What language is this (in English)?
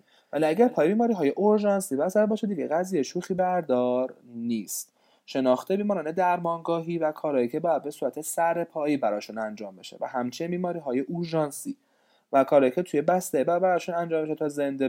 Persian